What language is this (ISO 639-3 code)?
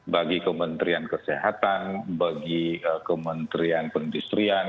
ind